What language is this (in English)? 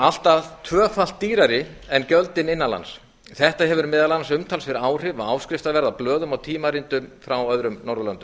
Icelandic